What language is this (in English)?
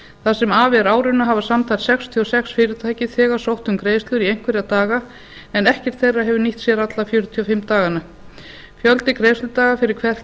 Icelandic